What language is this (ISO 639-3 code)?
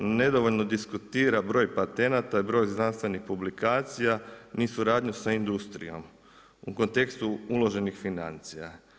hrv